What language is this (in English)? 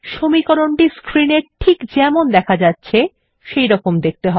Bangla